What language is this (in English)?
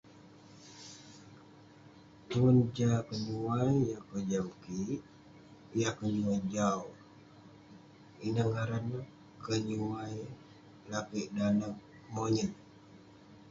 Western Penan